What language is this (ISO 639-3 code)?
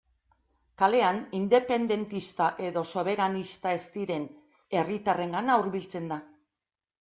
eus